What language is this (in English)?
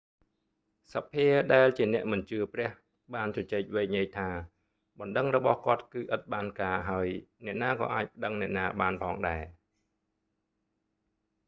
Khmer